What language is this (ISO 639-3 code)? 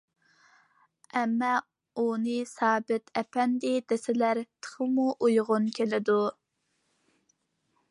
uig